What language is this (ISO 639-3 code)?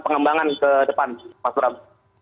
ind